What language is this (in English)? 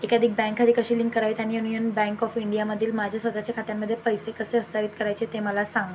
Marathi